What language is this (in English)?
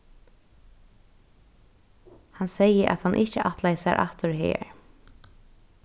Faroese